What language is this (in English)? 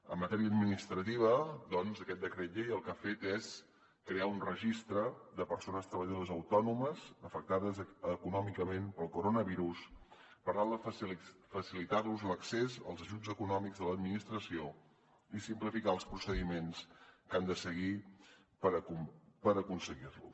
Catalan